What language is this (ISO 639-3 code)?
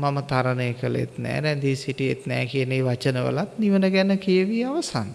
sin